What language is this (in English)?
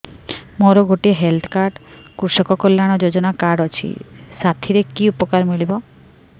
Odia